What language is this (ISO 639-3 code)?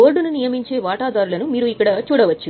tel